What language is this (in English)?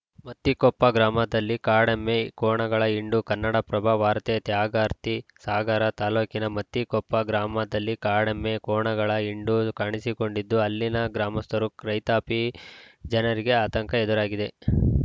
Kannada